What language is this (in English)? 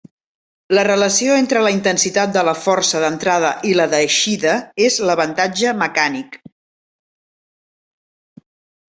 Catalan